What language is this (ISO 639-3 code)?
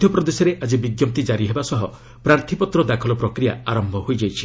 ori